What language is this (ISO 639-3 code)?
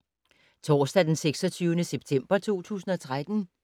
dan